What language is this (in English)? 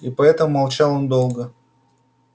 Russian